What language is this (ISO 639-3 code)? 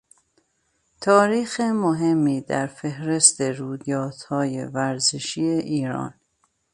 fas